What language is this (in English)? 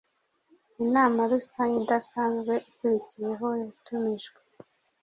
Kinyarwanda